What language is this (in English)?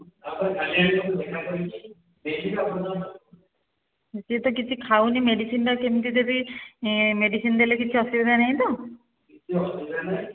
Odia